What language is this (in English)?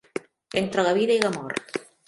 Catalan